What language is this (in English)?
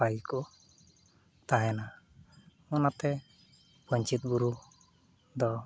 Santali